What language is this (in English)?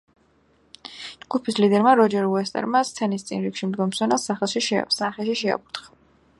Georgian